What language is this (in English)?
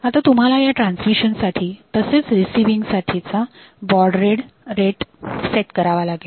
Marathi